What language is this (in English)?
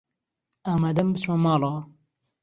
Central Kurdish